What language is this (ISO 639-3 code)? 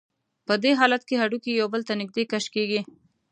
pus